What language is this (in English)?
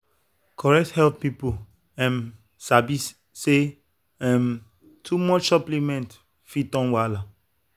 Nigerian Pidgin